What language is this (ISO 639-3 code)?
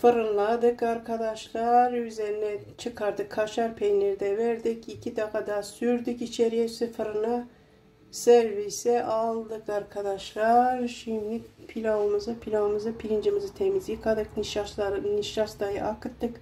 tur